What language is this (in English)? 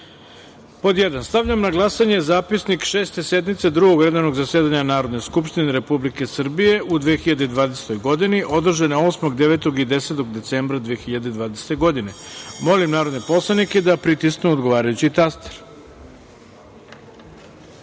Serbian